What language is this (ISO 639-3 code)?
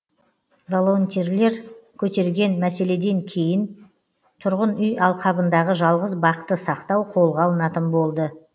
kaz